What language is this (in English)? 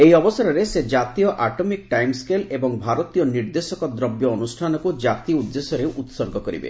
Odia